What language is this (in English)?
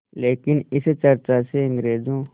Hindi